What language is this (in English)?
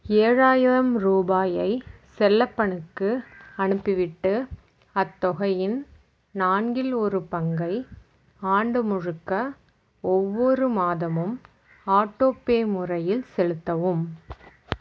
Tamil